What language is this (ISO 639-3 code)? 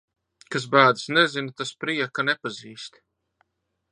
lav